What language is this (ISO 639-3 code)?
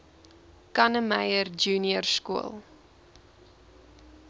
afr